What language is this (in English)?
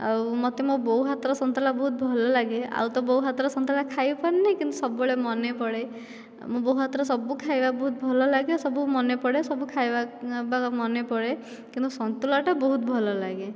Odia